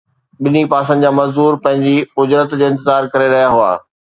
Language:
Sindhi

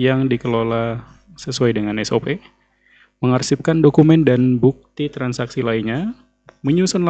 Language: Indonesian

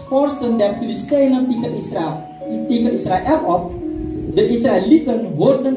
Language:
Dutch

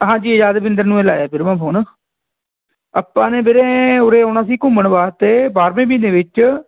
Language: Punjabi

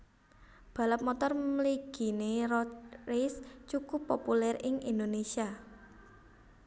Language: Javanese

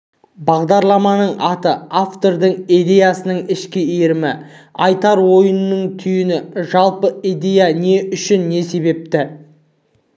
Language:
Kazakh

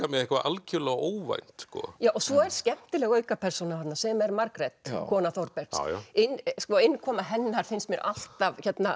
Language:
Icelandic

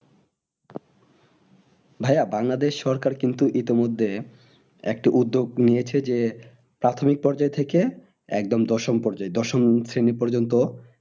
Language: Bangla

